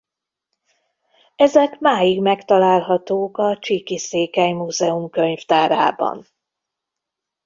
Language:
Hungarian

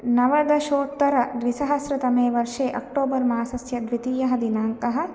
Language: Sanskrit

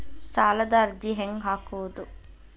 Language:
Kannada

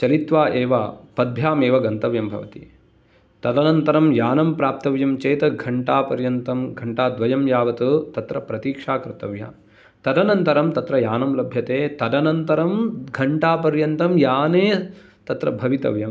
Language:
Sanskrit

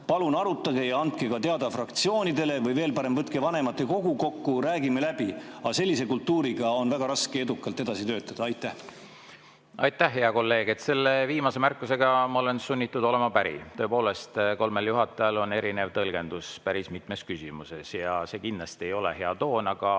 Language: Estonian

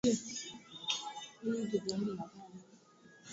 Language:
Swahili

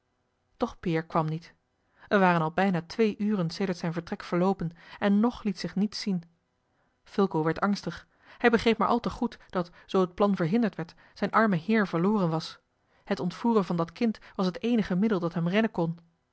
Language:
Dutch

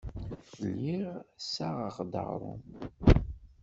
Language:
Kabyle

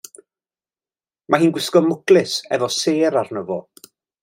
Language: Welsh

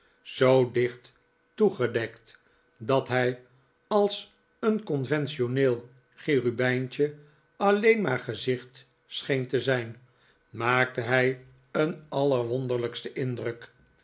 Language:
Dutch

